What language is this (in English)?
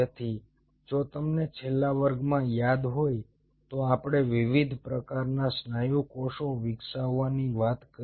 Gujarati